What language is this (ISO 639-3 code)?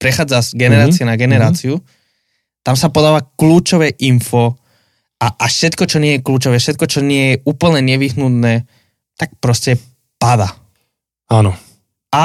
slk